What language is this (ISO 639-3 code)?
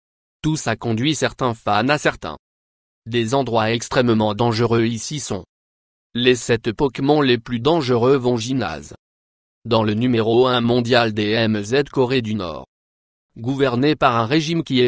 fra